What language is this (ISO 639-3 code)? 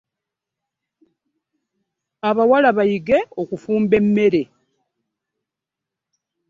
lug